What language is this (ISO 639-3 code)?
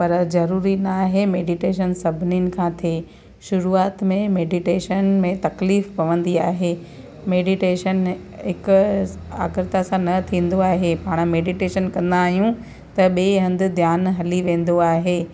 snd